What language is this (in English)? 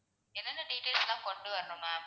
Tamil